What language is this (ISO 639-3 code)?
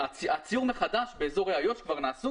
heb